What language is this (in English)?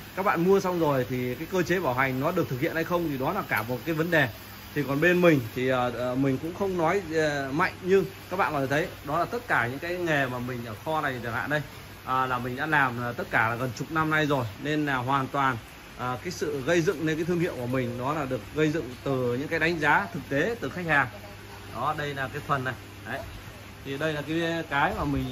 Vietnamese